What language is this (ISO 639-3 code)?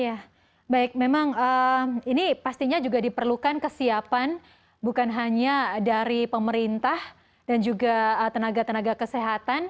ind